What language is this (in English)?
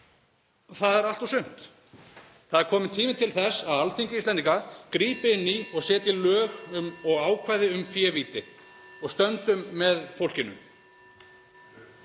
Icelandic